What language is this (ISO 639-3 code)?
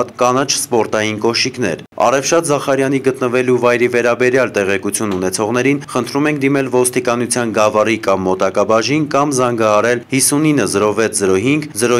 tur